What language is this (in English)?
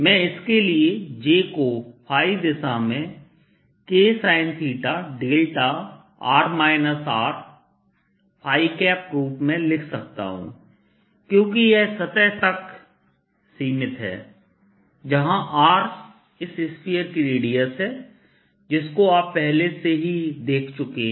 Hindi